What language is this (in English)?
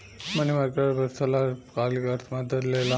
Bhojpuri